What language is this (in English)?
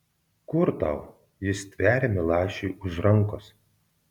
Lithuanian